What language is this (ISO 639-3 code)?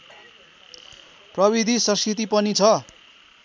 nep